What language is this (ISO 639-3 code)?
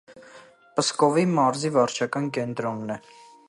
hye